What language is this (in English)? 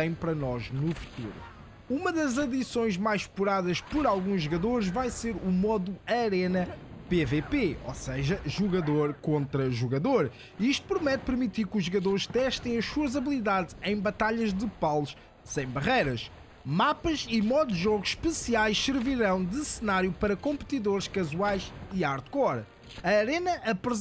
Portuguese